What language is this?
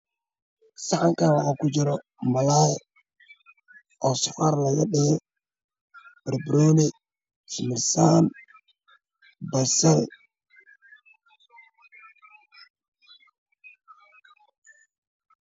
Somali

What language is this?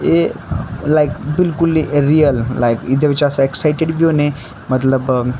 Dogri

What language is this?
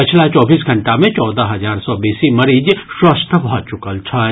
Maithili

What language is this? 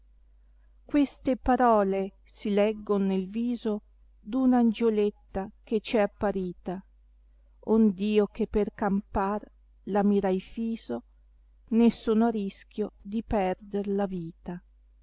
Italian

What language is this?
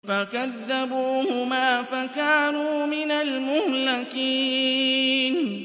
Arabic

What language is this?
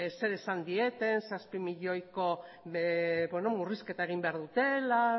Basque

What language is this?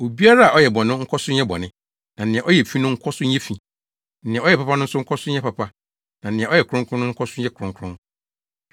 Akan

